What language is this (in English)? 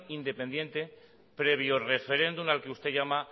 Spanish